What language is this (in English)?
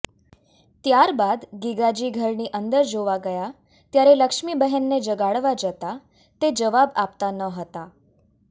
Gujarati